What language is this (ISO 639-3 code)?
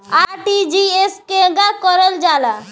bho